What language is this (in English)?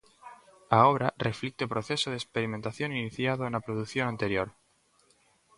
Galician